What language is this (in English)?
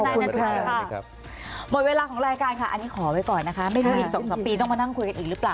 Thai